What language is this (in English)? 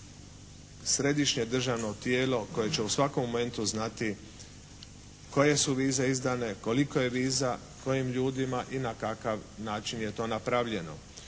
Croatian